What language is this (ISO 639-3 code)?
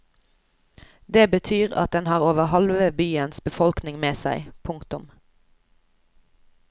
nor